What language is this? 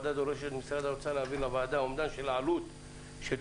Hebrew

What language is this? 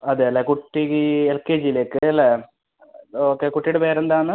Malayalam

